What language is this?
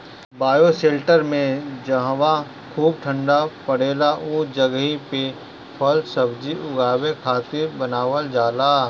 Bhojpuri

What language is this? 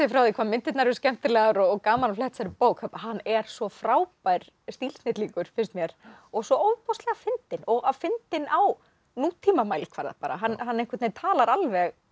Icelandic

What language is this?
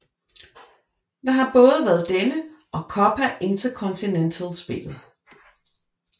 Danish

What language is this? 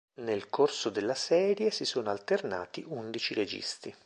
Italian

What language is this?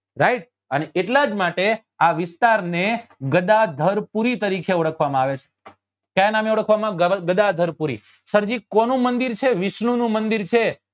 Gujarati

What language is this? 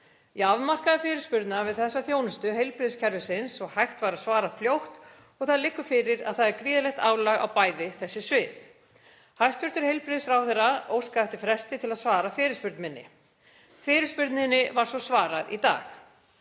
Icelandic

